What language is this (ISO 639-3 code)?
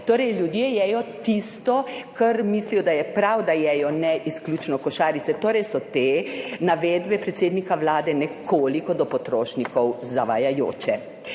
slv